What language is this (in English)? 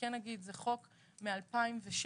Hebrew